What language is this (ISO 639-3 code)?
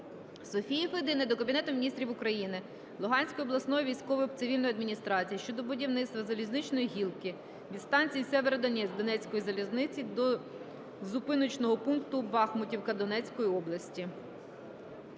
ukr